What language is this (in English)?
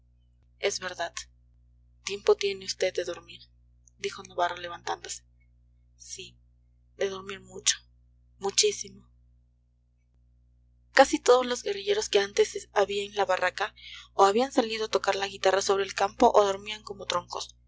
Spanish